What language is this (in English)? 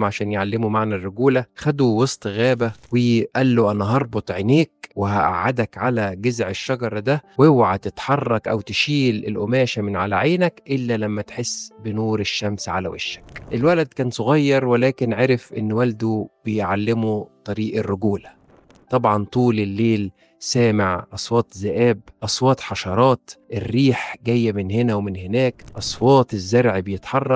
Arabic